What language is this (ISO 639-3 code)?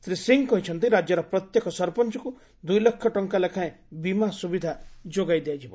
ori